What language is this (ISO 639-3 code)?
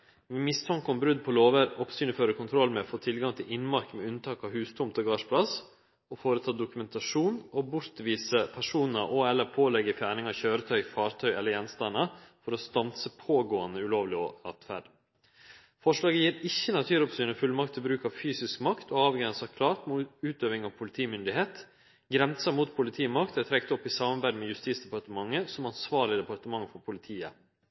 nno